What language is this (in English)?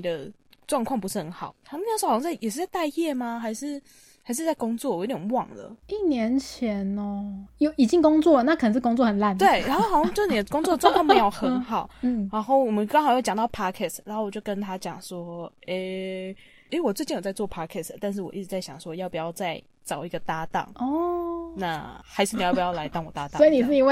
Chinese